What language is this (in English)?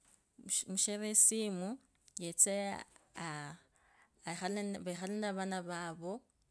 Kabras